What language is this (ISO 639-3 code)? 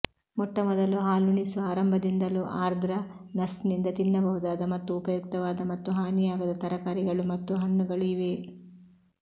kan